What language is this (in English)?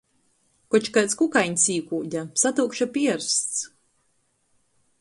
Latgalian